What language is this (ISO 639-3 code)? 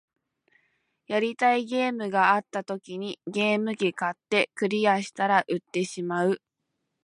jpn